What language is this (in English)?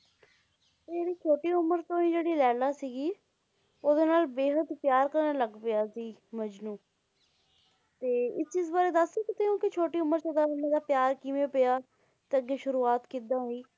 Punjabi